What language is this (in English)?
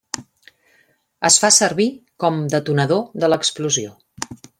Catalan